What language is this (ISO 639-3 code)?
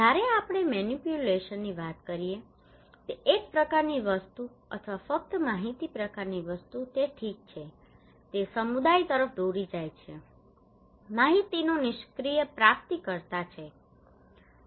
guj